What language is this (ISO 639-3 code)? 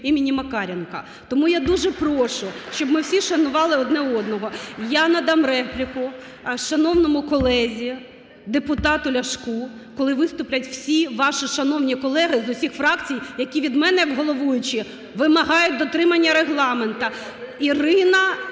ukr